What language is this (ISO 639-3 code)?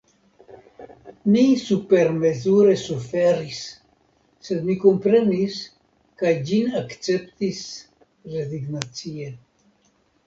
epo